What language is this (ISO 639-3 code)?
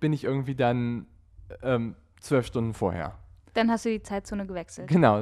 deu